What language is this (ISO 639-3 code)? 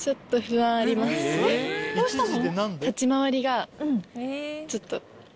jpn